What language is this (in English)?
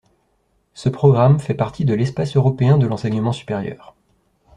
French